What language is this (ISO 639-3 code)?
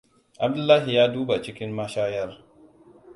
hau